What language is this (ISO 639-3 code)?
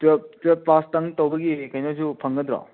mni